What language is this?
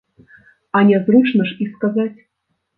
Belarusian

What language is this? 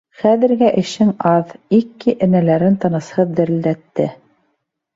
Bashkir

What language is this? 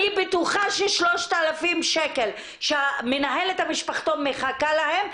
Hebrew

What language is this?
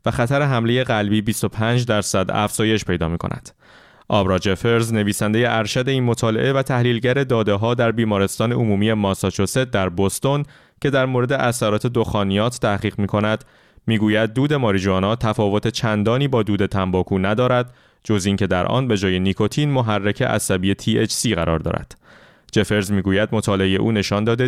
Persian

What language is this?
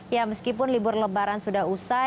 Indonesian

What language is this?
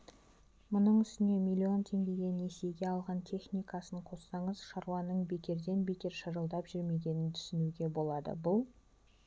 Kazakh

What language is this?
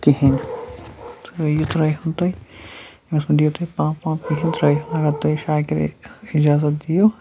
Kashmiri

